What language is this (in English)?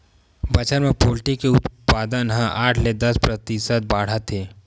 Chhattisgarhi